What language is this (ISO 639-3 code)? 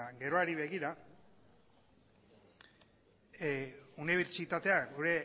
eus